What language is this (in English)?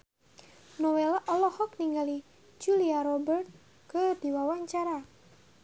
Sundanese